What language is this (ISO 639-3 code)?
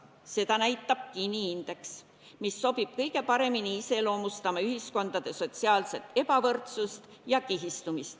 est